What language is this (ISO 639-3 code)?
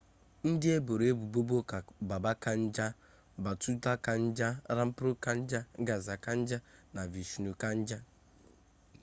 ibo